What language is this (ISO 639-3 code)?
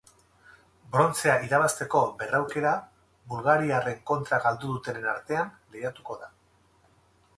eus